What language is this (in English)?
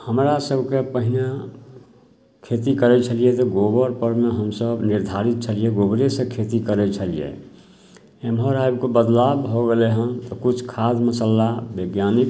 Maithili